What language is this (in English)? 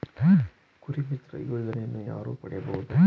Kannada